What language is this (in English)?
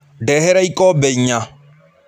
Kikuyu